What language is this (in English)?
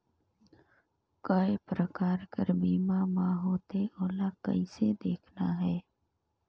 Chhattisgarhi